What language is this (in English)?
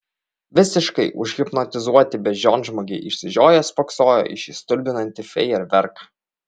Lithuanian